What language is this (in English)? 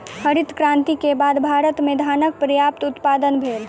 Maithili